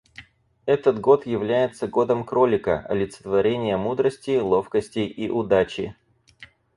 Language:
Russian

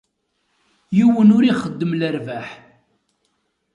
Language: Kabyle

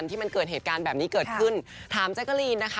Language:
Thai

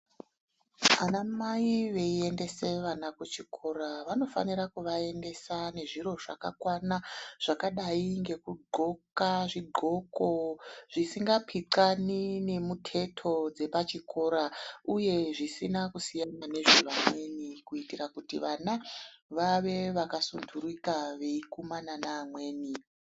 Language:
Ndau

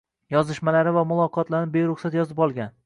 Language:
Uzbek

